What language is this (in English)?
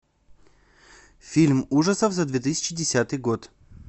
Russian